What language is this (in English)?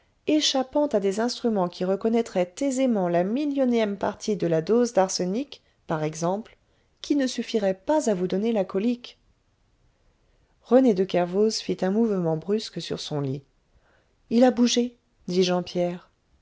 French